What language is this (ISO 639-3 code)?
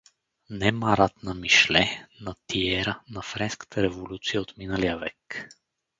bul